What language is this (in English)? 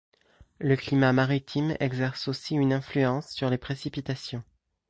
French